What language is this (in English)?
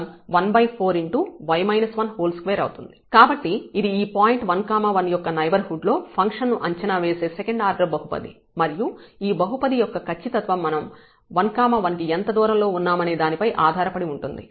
Telugu